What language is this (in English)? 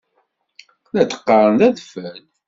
Kabyle